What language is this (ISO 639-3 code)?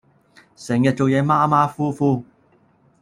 yue